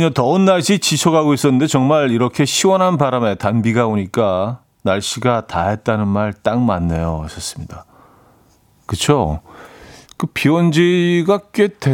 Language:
Korean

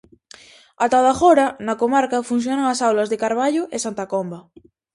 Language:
Galician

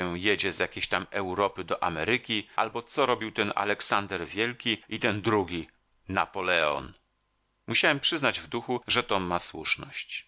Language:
Polish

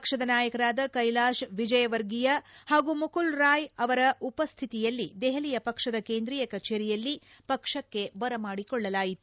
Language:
Kannada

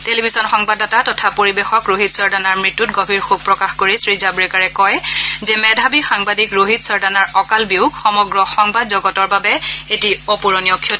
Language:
Assamese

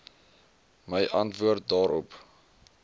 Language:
Afrikaans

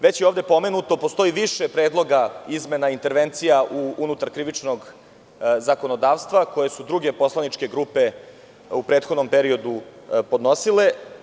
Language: Serbian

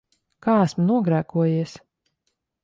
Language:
Latvian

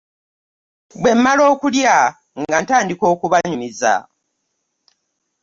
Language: Ganda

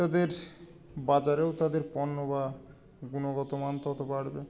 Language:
Bangla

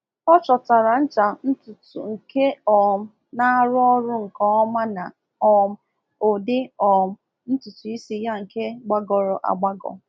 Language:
Igbo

